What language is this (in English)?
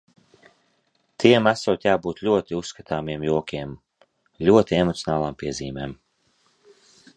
Latvian